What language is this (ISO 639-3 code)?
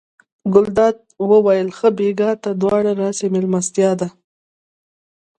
pus